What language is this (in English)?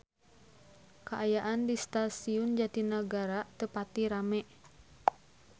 Sundanese